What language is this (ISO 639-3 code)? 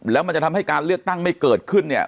tha